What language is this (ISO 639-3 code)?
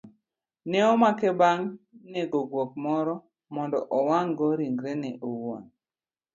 luo